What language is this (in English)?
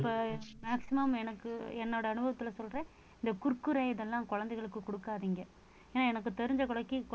Tamil